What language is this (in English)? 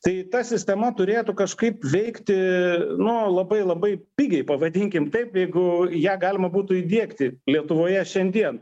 Lithuanian